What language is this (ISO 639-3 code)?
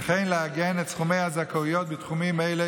heb